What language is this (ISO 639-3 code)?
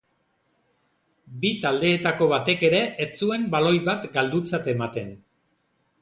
eus